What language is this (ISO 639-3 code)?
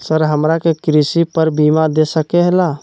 mag